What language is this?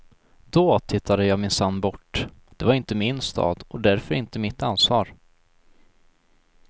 Swedish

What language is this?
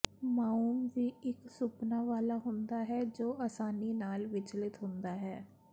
Punjabi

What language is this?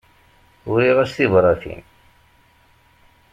Kabyle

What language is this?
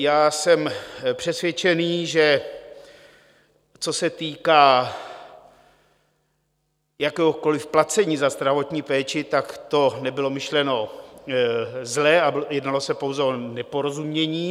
Czech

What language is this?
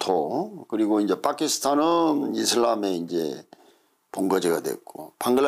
Korean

